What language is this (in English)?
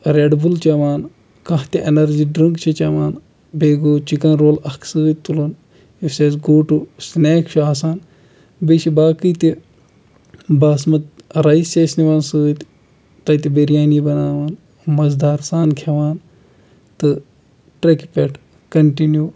Kashmiri